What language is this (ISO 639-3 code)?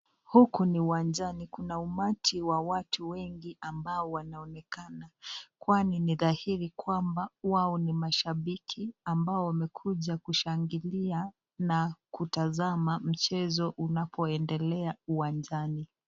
swa